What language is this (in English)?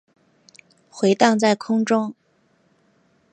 Chinese